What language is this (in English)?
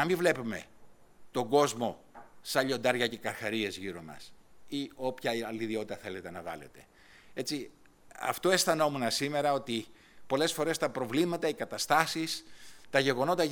Greek